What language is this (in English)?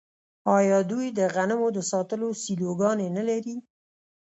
Pashto